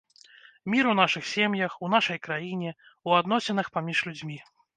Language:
Belarusian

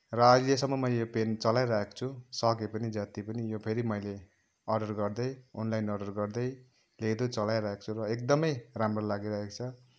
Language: Nepali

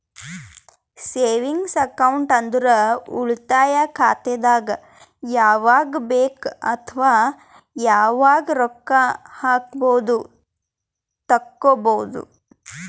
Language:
Kannada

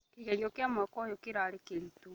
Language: Kikuyu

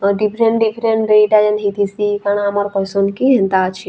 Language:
Sambalpuri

